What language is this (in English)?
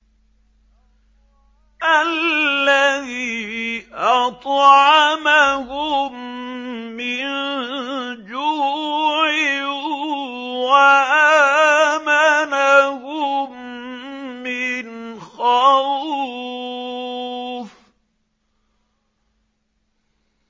Arabic